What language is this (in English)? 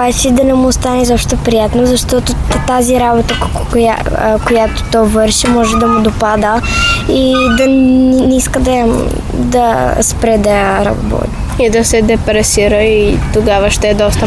Bulgarian